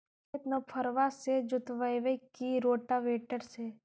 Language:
Magahi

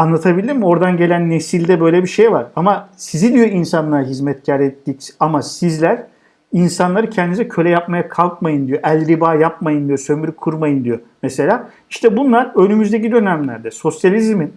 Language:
Turkish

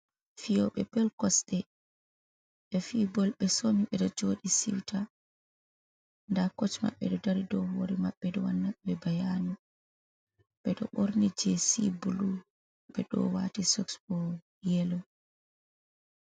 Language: Fula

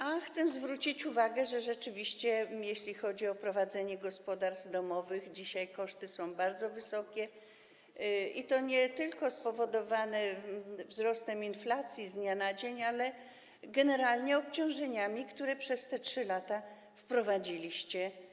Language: Polish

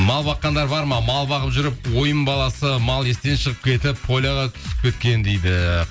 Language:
Kazakh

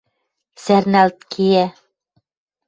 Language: Western Mari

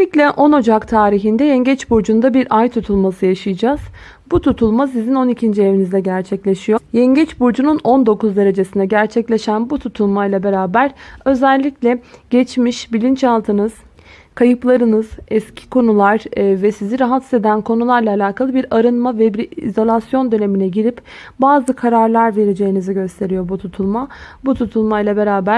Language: Turkish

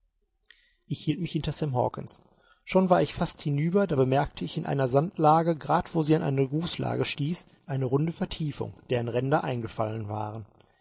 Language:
German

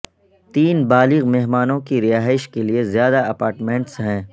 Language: Urdu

